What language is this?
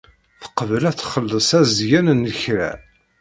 Kabyle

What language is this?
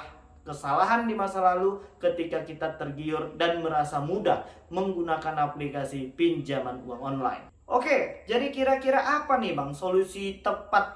Indonesian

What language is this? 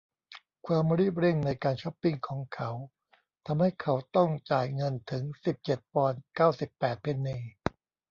Thai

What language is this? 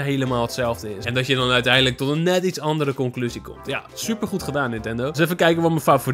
Dutch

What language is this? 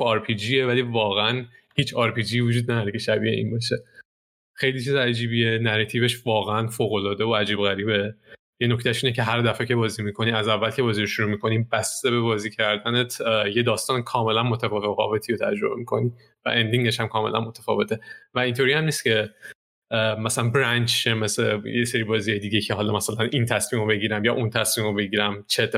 Persian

